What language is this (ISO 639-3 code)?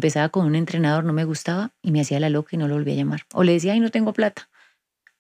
spa